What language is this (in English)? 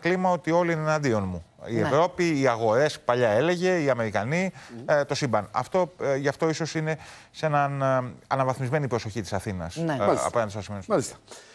Greek